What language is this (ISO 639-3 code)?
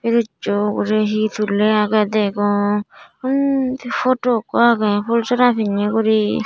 ccp